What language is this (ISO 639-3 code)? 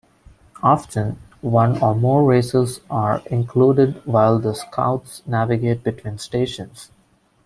eng